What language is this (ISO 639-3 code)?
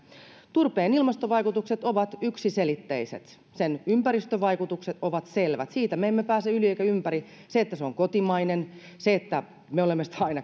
fin